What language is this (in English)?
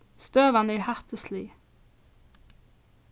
Faroese